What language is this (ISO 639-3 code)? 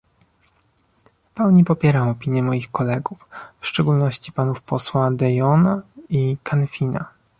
pol